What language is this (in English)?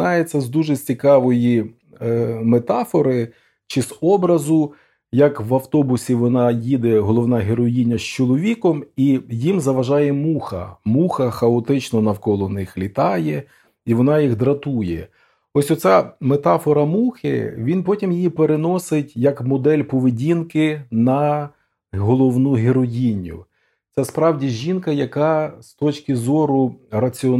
Ukrainian